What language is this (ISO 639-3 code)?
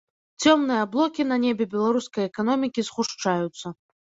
bel